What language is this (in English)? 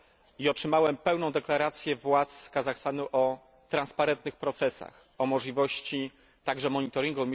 Polish